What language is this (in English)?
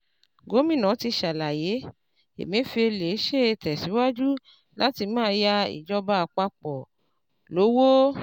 Yoruba